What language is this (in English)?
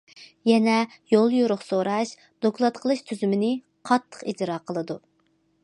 Uyghur